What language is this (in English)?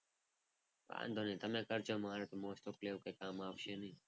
Gujarati